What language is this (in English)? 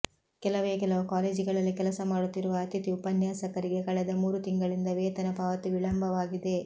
Kannada